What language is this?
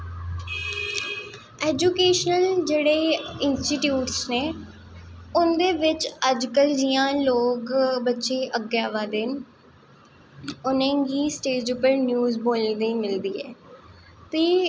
Dogri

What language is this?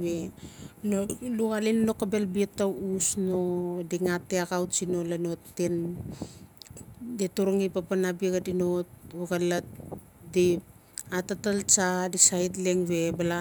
Notsi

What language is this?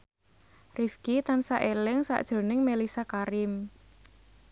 Javanese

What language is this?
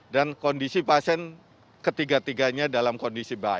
Indonesian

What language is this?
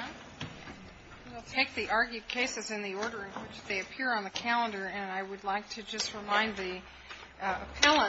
English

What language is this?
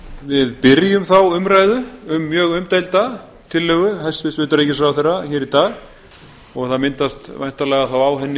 Icelandic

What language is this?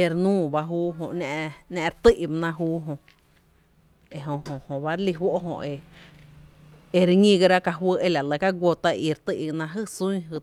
Tepinapa Chinantec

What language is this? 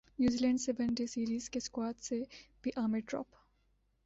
Urdu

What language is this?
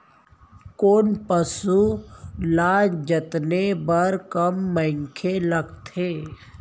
Chhattisgarhi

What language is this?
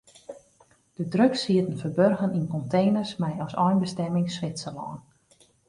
Western Frisian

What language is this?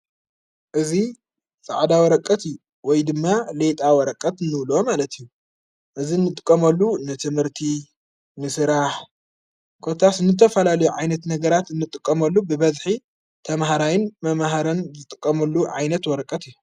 Tigrinya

